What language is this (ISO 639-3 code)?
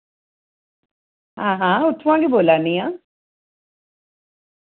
doi